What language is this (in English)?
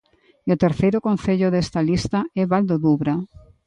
Galician